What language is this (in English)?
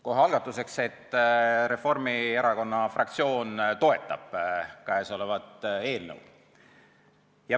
Estonian